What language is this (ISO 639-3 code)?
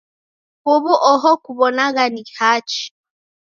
dav